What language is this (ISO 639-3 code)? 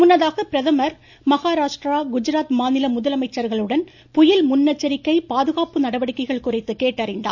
tam